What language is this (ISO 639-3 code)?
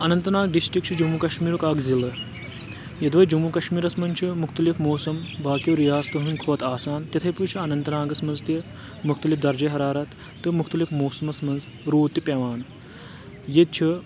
kas